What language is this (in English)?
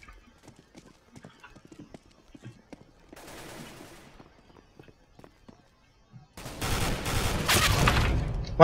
Polish